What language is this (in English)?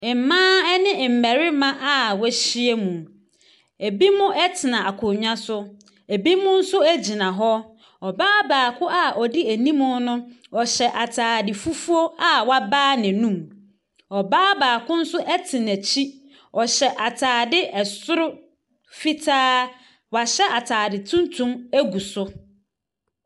Akan